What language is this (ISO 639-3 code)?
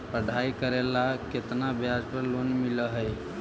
mag